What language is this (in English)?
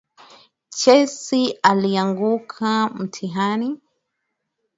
Swahili